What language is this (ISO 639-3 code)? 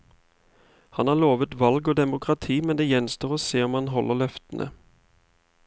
nor